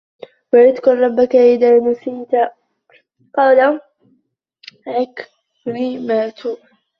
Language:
Arabic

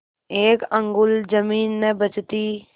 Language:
Hindi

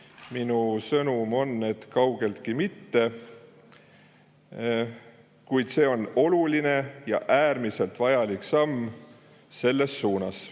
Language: Estonian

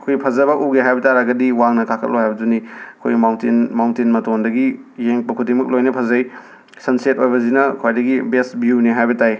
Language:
Manipuri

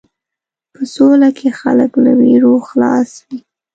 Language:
Pashto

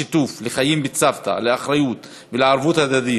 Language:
Hebrew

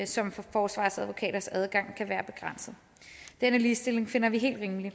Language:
Danish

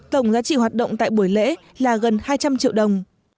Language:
Vietnamese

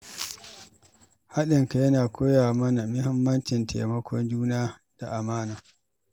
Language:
Hausa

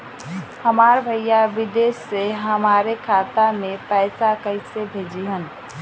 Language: Bhojpuri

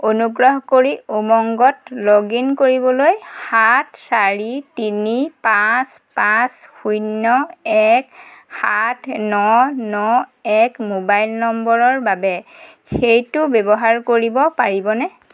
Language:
Assamese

